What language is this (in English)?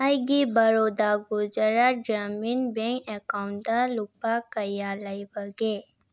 Manipuri